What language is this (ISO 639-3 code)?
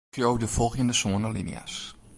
fry